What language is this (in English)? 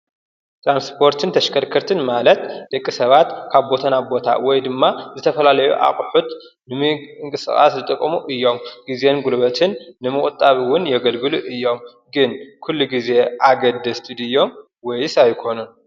Tigrinya